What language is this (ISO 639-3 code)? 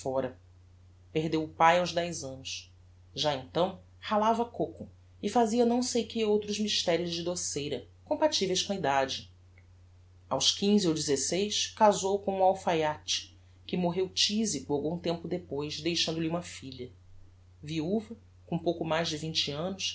por